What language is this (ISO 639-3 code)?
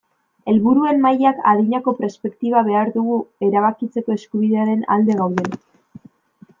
eus